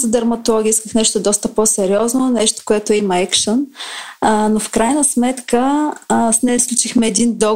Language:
Bulgarian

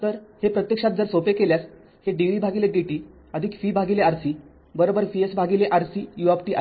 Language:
Marathi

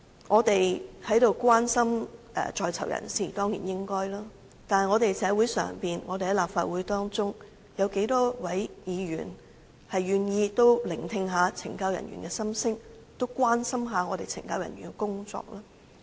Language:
Cantonese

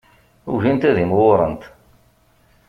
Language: Kabyle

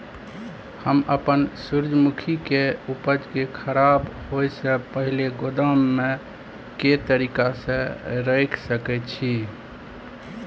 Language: Maithili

